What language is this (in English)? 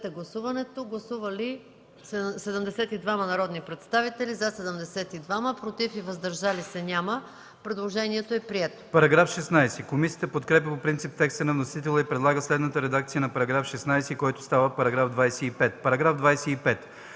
Bulgarian